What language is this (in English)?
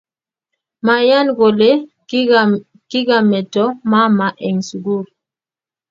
Kalenjin